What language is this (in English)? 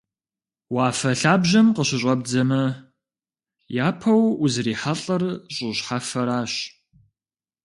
Kabardian